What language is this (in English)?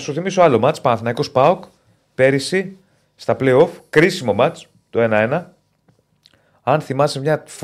Greek